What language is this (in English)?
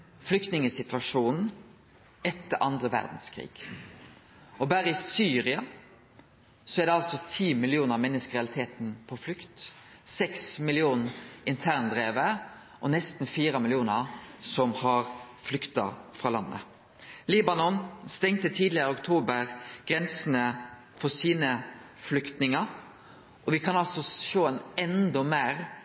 Norwegian Nynorsk